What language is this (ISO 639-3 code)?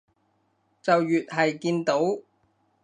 yue